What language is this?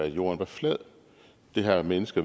Danish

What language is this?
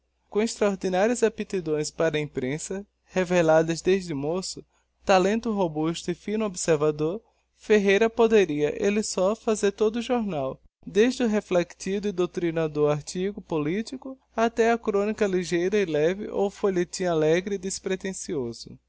Portuguese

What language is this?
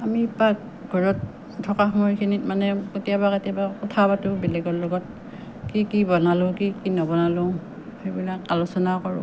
Assamese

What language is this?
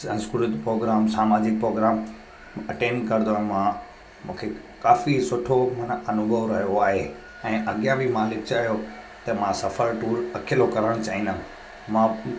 Sindhi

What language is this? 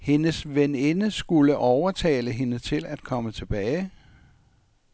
Danish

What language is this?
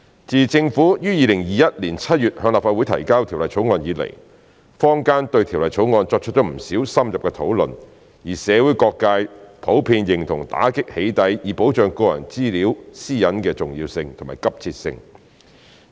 Cantonese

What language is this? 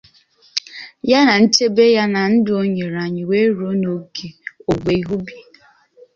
Igbo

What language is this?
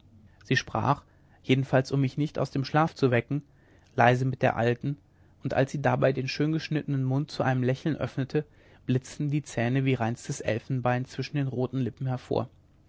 German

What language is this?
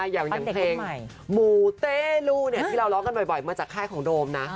Thai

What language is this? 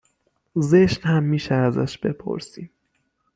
Persian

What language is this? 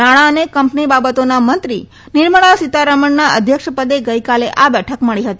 Gujarati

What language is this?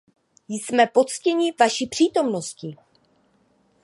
Czech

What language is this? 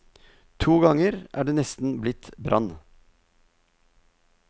Norwegian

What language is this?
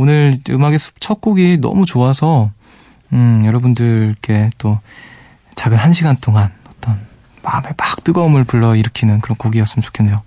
Korean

